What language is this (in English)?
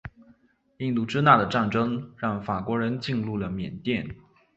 Chinese